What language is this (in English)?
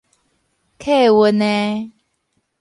Min Nan Chinese